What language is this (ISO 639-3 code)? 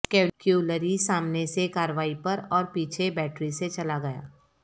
urd